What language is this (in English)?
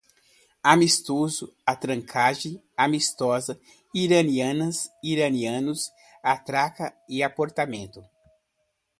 Portuguese